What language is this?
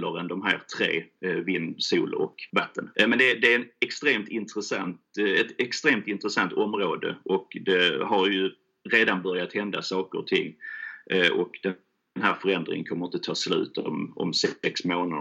Swedish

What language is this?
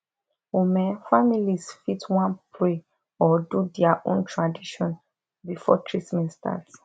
Nigerian Pidgin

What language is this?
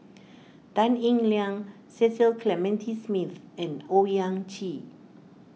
English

